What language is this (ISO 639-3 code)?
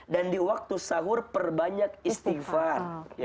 ind